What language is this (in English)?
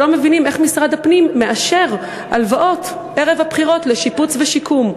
Hebrew